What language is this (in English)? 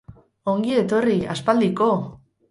Basque